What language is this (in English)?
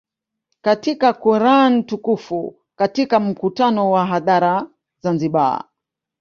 Swahili